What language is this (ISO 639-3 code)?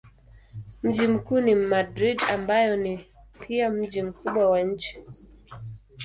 swa